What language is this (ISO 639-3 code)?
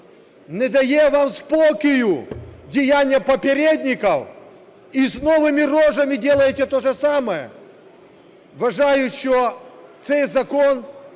ukr